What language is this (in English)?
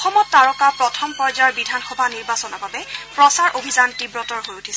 Assamese